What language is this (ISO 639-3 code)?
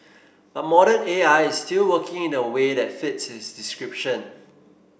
eng